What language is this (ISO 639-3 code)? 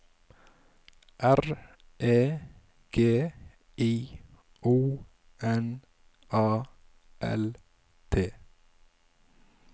nor